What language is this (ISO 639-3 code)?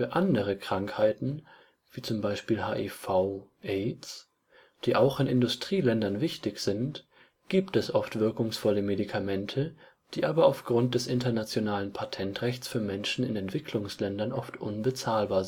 deu